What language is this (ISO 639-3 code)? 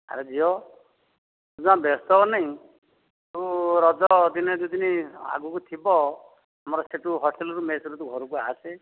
ori